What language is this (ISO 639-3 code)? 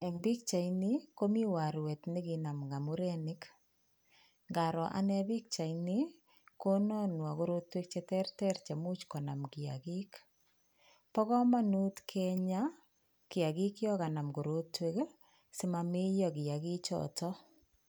kln